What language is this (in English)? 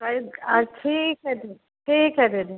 Maithili